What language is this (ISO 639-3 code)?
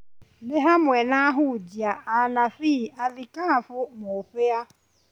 kik